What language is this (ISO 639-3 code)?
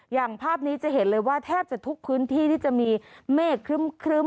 tha